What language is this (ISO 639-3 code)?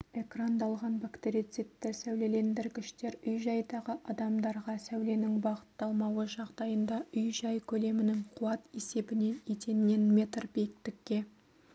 kaz